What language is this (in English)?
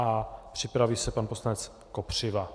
Czech